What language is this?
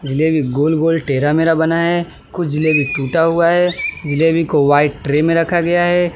Hindi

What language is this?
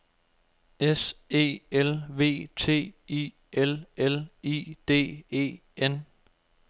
Danish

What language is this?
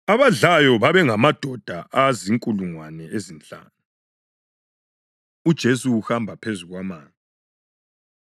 North Ndebele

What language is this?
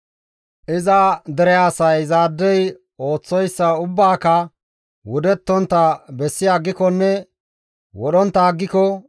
Gamo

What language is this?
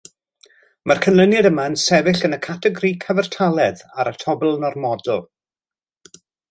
Welsh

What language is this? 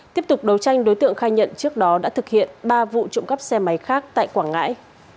Vietnamese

